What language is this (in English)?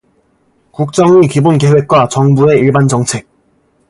Korean